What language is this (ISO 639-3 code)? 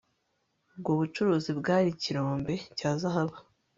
kin